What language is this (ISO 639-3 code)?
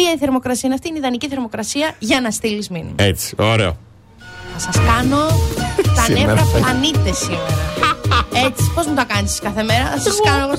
ell